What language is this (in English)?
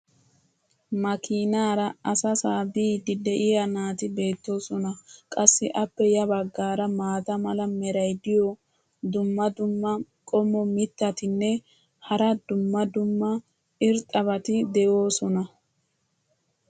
Wolaytta